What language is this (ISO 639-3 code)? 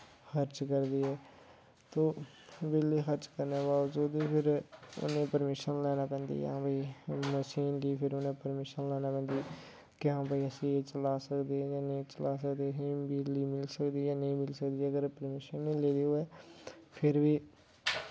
doi